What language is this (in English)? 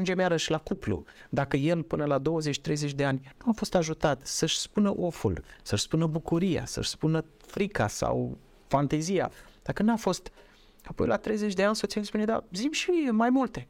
Romanian